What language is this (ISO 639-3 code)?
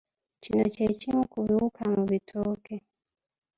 lug